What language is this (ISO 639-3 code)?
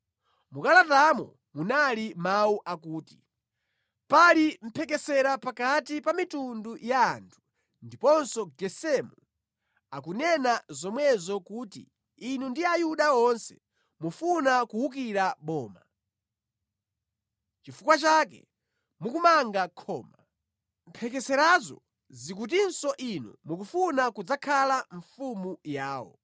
nya